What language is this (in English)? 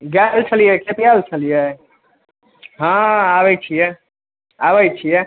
Maithili